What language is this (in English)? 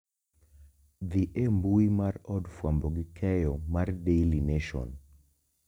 Luo (Kenya and Tanzania)